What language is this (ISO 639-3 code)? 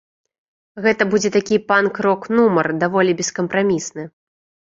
bel